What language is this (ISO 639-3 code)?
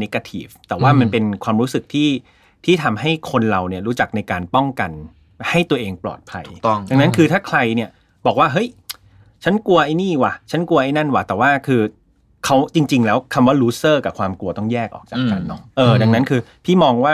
tha